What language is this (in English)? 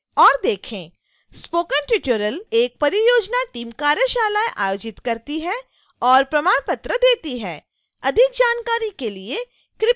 Hindi